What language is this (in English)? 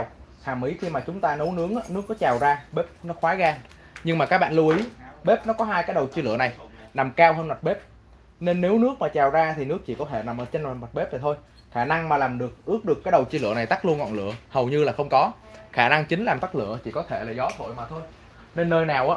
Vietnamese